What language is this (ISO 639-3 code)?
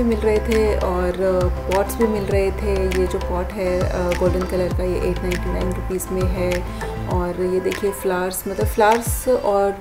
hin